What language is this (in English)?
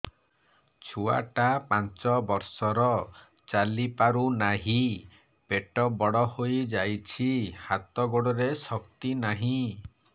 Odia